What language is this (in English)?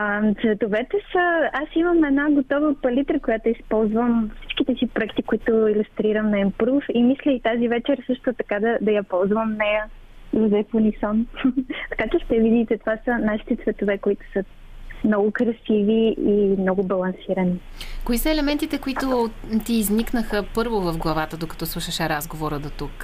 Bulgarian